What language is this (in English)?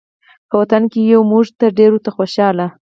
Pashto